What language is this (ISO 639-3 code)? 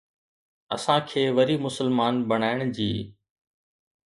snd